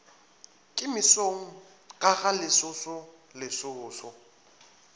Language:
Northern Sotho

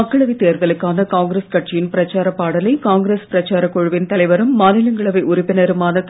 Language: Tamil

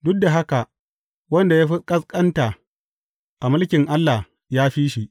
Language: Hausa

